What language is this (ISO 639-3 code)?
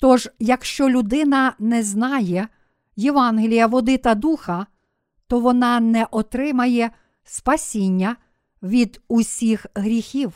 ukr